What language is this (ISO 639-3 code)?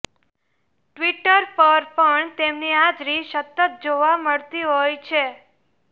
guj